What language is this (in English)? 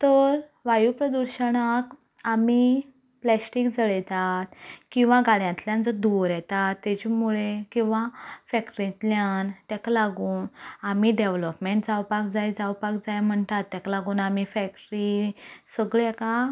Konkani